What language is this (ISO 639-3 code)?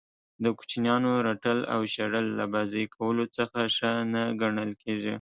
pus